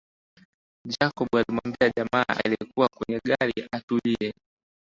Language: Swahili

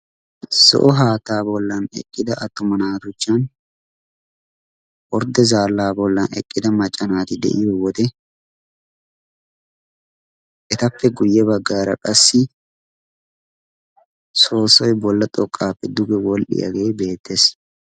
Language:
Wolaytta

